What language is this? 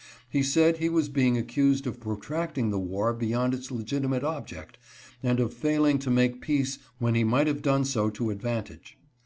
English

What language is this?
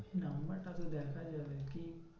Bangla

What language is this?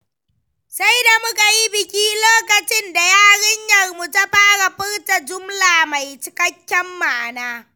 Hausa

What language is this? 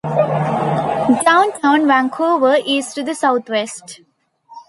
English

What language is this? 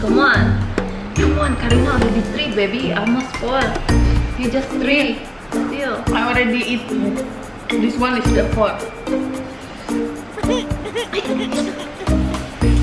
Indonesian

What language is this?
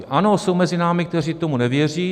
Czech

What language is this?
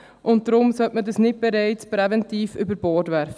Swiss German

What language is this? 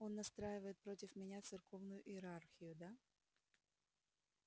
Russian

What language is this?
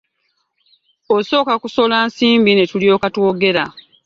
Ganda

